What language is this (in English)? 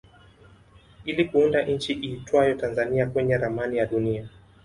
Swahili